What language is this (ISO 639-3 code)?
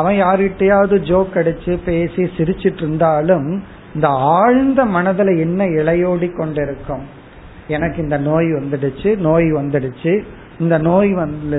tam